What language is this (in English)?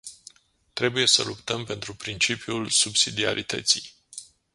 Romanian